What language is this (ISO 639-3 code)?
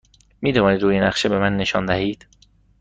fas